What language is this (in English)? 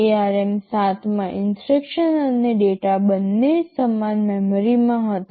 Gujarati